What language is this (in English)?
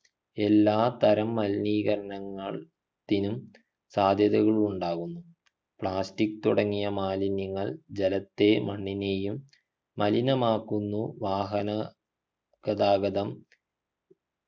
Malayalam